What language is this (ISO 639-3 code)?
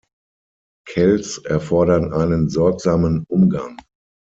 deu